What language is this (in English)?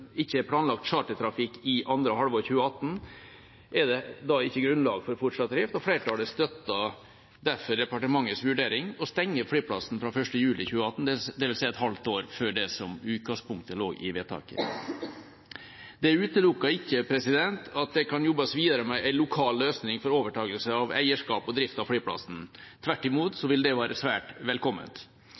Norwegian Bokmål